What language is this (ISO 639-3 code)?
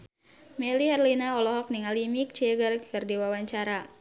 sun